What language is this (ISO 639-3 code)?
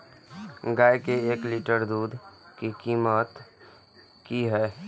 mai